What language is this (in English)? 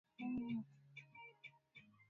Swahili